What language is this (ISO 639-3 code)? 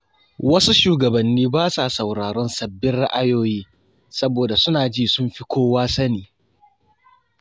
hau